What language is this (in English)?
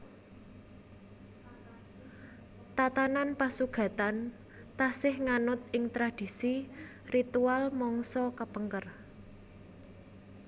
Javanese